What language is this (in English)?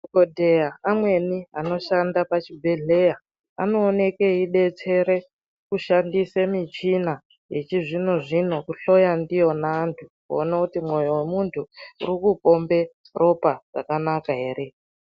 Ndau